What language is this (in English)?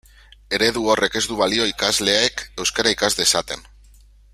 Basque